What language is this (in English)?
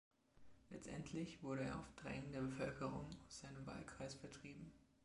German